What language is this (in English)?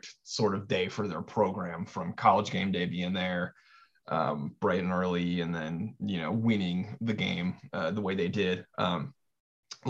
English